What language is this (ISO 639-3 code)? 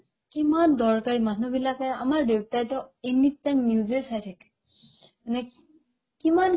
asm